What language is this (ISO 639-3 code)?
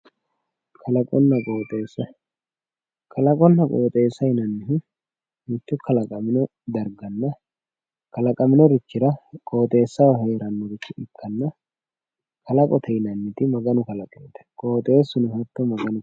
sid